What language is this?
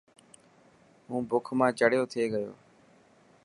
Dhatki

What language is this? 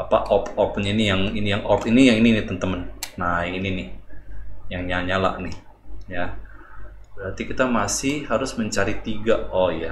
Indonesian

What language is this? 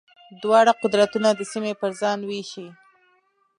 Pashto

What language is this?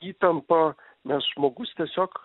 Lithuanian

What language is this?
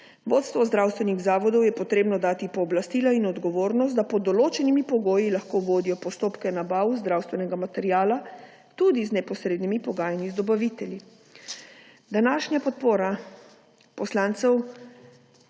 Slovenian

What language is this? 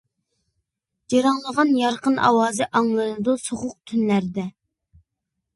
Uyghur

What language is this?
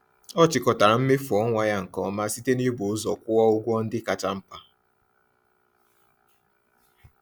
Igbo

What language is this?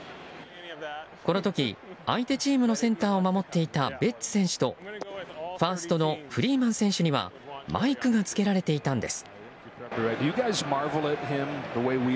Japanese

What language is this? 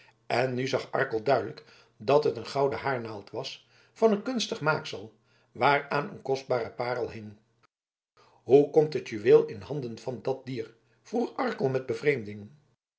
Dutch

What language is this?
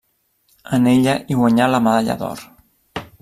Catalan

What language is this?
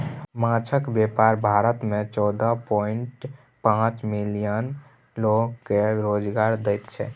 Maithili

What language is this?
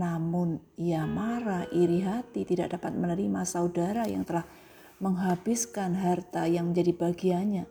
Indonesian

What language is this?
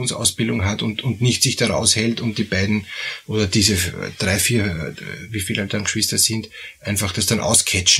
German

